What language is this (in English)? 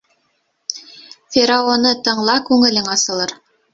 Bashkir